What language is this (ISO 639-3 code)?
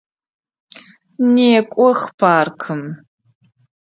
ady